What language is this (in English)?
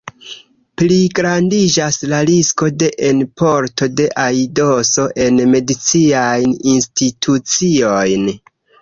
Esperanto